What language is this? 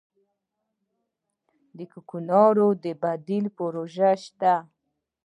Pashto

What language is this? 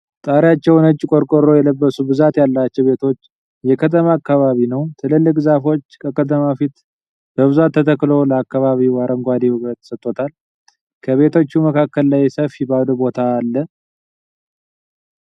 Amharic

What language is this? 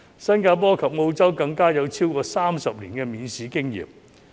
Cantonese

